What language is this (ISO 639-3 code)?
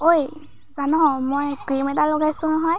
asm